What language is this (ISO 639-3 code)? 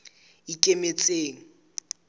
sot